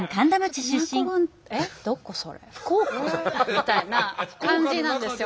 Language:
Japanese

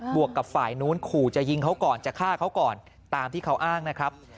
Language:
Thai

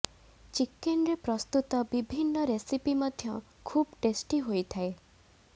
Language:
Odia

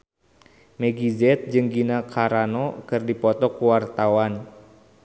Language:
Sundanese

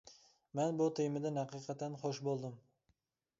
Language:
Uyghur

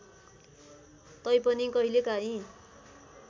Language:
Nepali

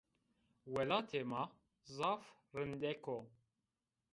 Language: Zaza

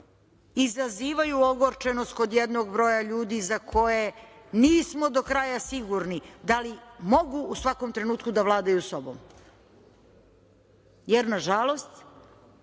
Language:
Serbian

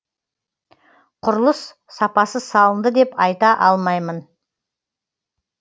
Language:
Kazakh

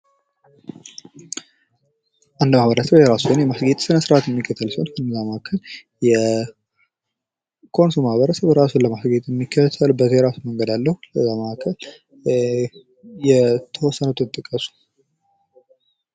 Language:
Amharic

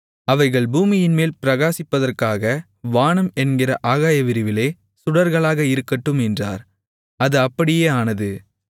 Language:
Tamil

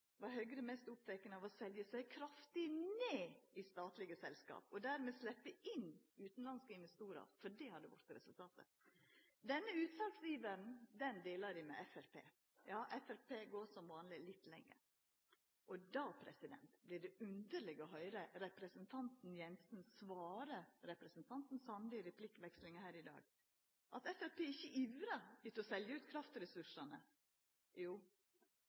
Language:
Norwegian Nynorsk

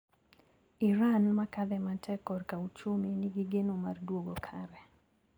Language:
Luo (Kenya and Tanzania)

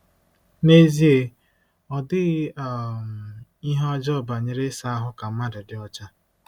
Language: Igbo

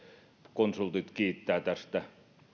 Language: Finnish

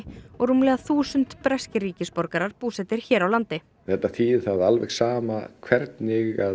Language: Icelandic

